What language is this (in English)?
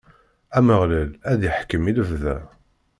Kabyle